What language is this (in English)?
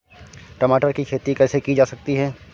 Hindi